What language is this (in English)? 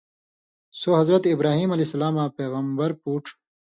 Indus Kohistani